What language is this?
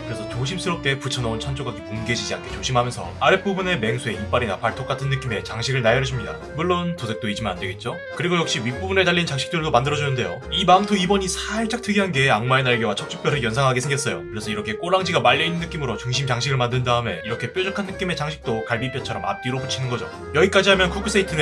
Korean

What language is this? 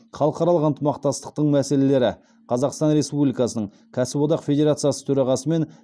Kazakh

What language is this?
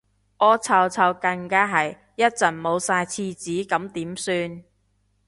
Cantonese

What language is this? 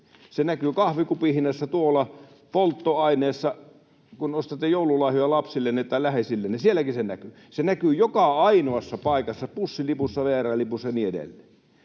Finnish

